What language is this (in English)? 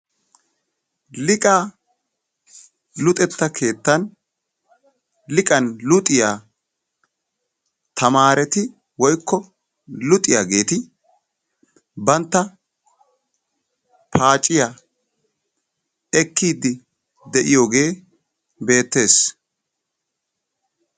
Wolaytta